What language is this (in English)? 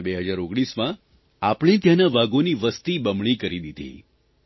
Gujarati